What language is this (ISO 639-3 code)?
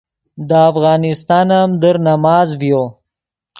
ydg